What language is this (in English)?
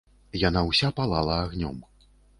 Belarusian